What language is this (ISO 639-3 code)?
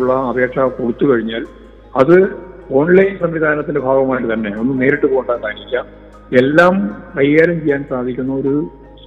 mal